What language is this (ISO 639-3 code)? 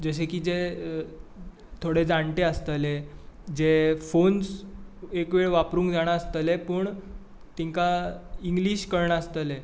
kok